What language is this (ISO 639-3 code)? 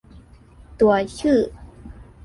tha